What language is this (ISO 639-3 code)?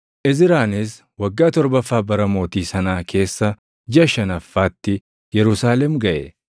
orm